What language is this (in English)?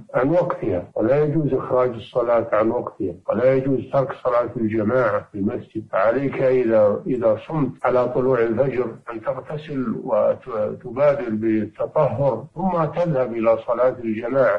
Arabic